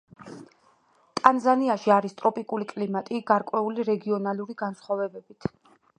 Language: Georgian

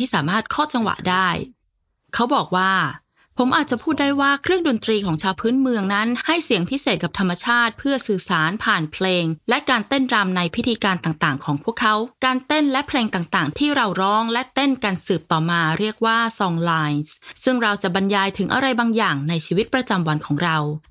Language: Thai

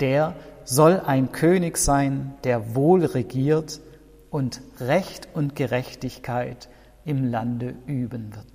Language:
German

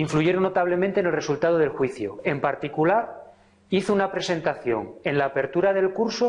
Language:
Spanish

